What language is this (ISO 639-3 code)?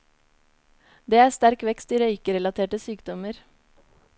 nor